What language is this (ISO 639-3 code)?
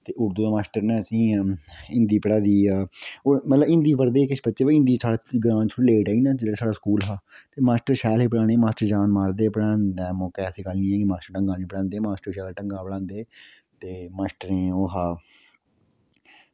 doi